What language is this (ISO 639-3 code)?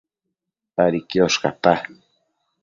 mcf